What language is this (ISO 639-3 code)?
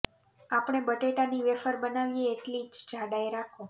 guj